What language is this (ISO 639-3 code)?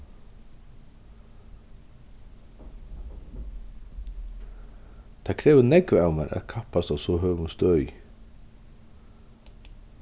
fao